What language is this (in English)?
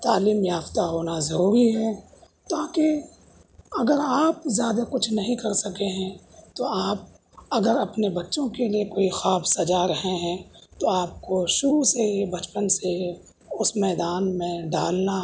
Urdu